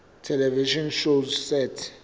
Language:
Southern Sotho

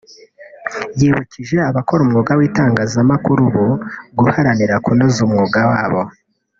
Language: Kinyarwanda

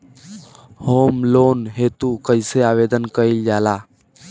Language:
Bhojpuri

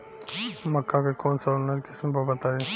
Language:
Bhojpuri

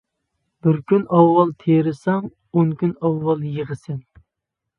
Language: Uyghur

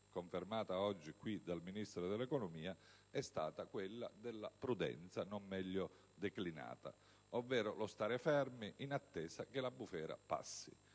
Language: Italian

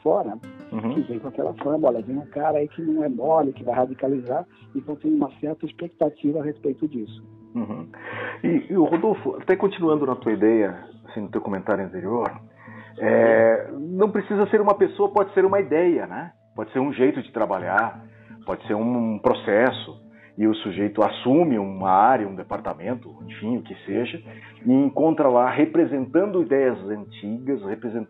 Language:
Portuguese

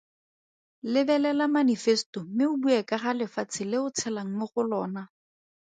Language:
Tswana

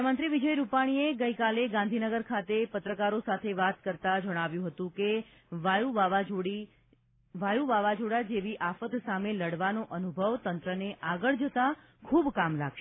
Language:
Gujarati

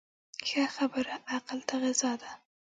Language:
Pashto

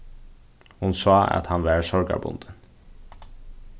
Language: Faroese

